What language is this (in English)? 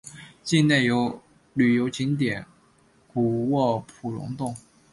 Chinese